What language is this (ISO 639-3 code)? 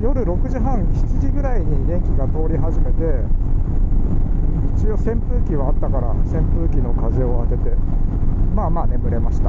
jpn